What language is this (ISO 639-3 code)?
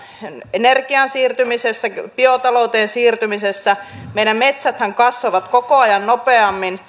fin